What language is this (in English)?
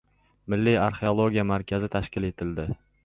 Uzbek